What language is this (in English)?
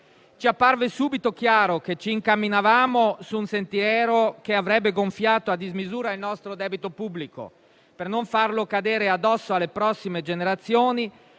Italian